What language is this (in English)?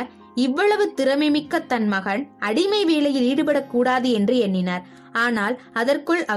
Tamil